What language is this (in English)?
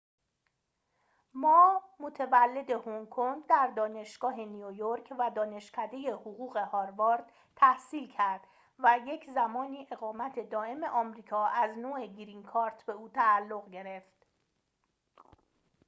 Persian